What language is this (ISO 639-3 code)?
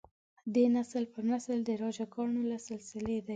pus